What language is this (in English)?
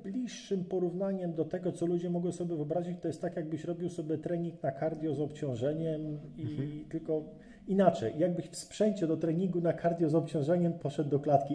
Polish